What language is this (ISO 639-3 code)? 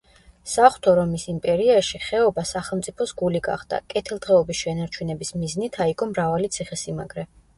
kat